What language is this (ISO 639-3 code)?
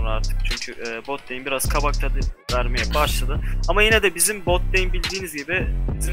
tur